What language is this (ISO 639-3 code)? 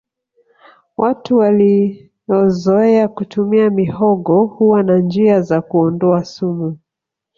swa